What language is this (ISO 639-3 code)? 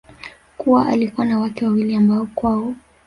swa